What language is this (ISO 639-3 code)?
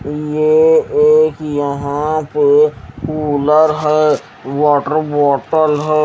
hin